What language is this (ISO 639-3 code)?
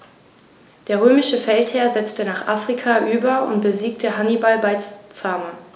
deu